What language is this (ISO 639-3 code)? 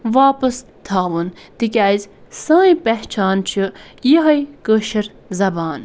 kas